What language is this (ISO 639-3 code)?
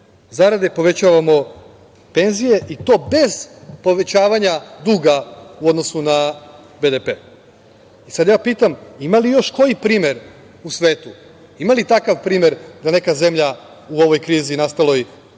srp